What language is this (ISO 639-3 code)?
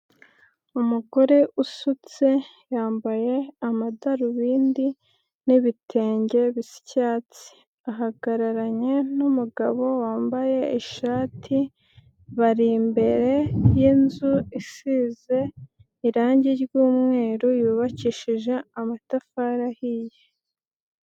kin